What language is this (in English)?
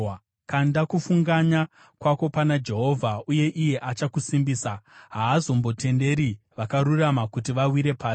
Shona